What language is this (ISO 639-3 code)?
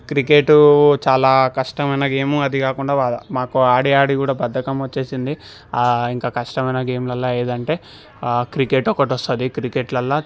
tel